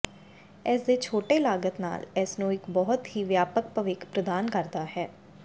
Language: Punjabi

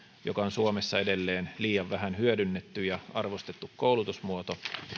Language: Finnish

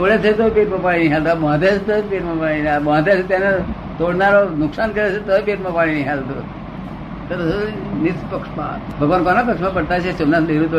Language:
Gujarati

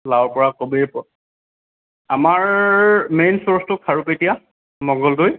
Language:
Assamese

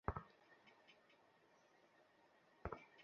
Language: Bangla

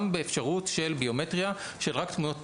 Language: Hebrew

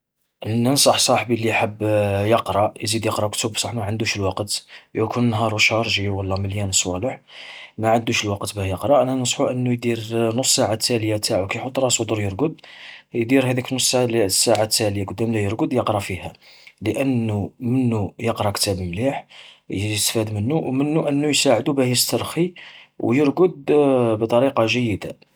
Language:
Algerian Arabic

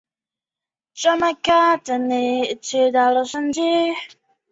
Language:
Chinese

